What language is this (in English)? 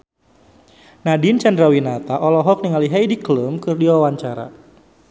Sundanese